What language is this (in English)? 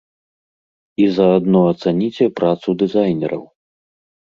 Belarusian